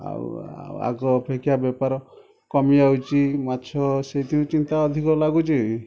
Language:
Odia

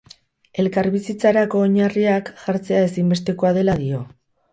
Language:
Basque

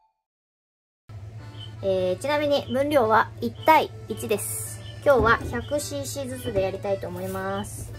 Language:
Japanese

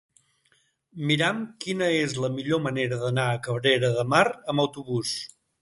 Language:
Catalan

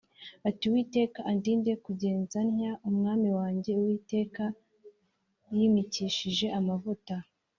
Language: Kinyarwanda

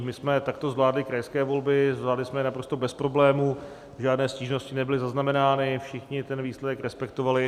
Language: Czech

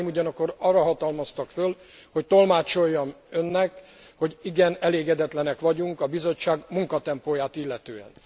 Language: Hungarian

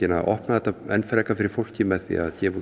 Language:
Icelandic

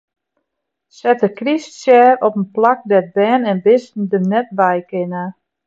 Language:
Western Frisian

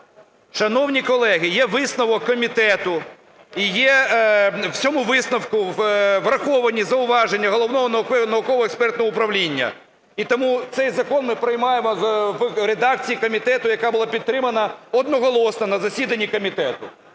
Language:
Ukrainian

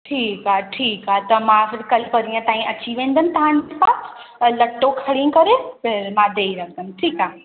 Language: Sindhi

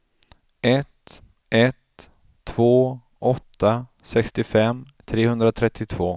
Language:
Swedish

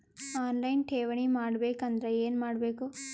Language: Kannada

